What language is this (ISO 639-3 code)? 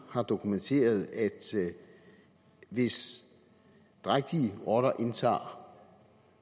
dan